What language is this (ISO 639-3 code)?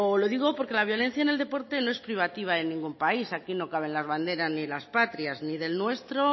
spa